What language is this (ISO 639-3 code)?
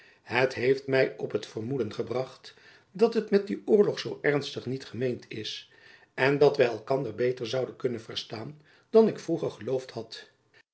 nld